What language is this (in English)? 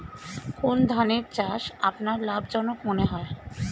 Bangla